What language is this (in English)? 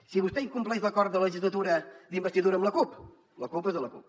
Catalan